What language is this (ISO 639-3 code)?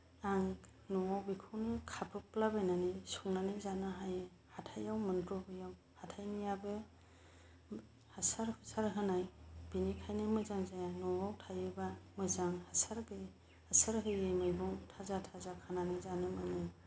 brx